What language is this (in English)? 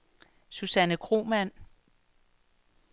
Danish